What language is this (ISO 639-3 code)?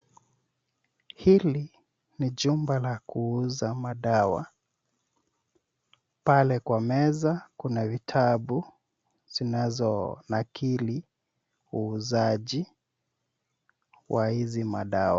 swa